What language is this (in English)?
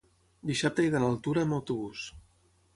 Catalan